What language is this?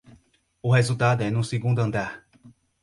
Portuguese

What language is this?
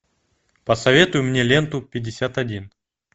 Russian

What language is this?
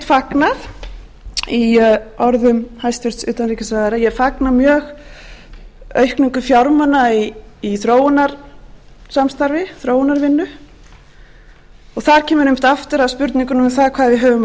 Icelandic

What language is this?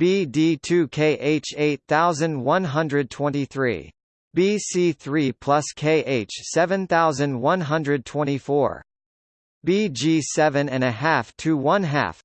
English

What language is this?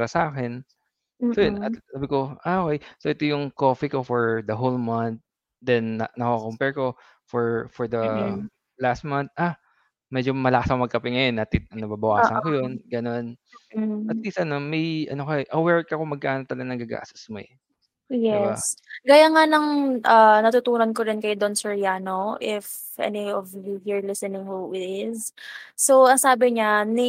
Filipino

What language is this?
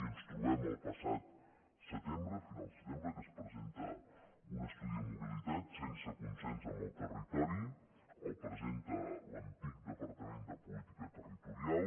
Catalan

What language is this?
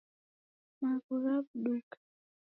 Taita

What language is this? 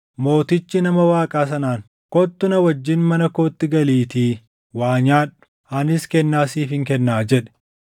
Oromo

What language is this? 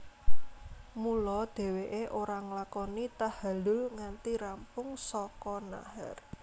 Javanese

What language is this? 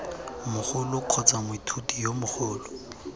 Tswana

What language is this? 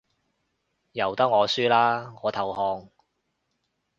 Cantonese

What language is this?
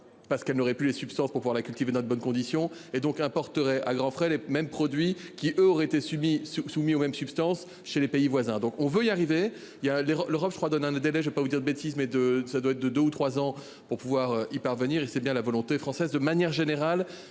French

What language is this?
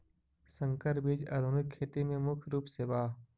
Magahi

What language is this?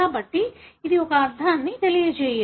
Telugu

